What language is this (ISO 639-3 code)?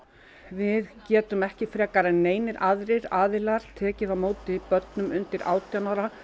isl